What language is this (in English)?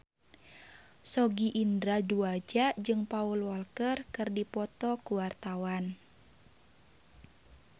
Sundanese